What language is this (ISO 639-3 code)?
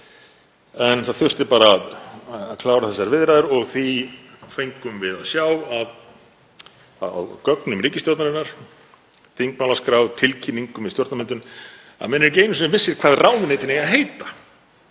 isl